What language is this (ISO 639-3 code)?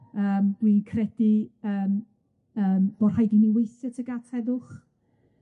cym